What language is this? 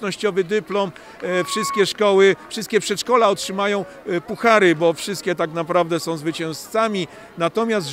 Polish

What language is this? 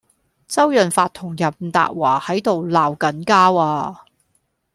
Cantonese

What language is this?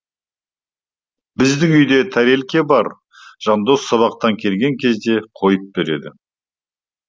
Kazakh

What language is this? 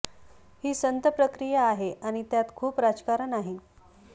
Marathi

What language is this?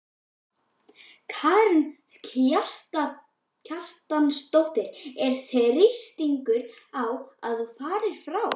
Icelandic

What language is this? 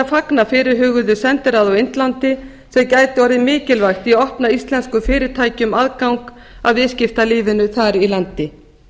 Icelandic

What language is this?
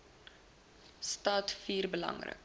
Afrikaans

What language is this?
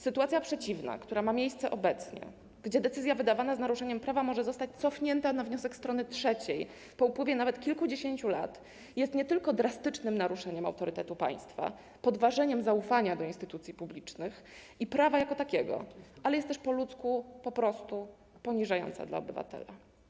Polish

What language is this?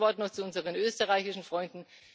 German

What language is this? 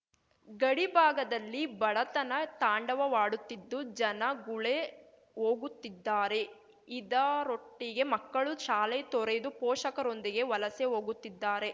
Kannada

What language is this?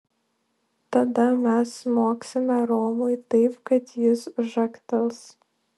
Lithuanian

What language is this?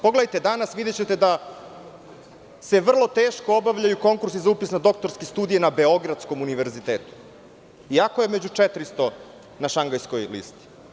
Serbian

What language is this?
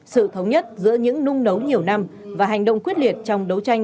Vietnamese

